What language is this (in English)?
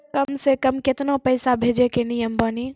Maithili